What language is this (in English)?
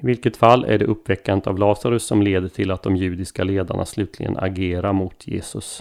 Swedish